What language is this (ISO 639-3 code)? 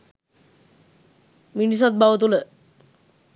sin